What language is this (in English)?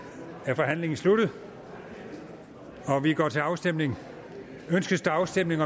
Danish